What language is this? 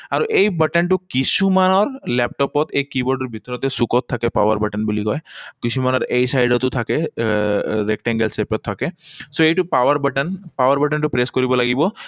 Assamese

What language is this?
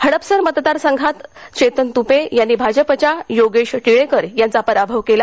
Marathi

